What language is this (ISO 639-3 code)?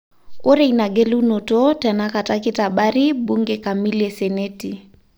mas